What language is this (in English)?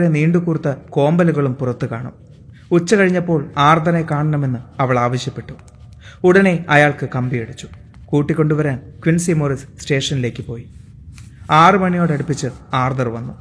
Malayalam